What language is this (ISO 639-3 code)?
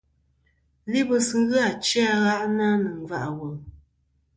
bkm